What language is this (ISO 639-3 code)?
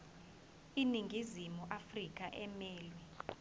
zul